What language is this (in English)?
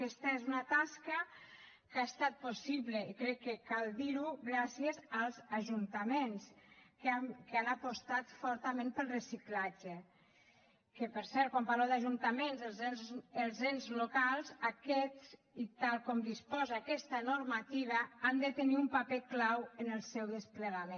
Catalan